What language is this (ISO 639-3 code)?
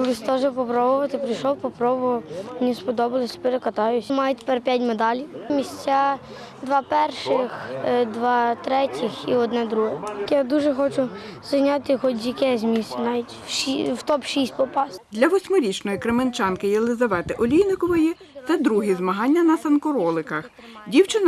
ukr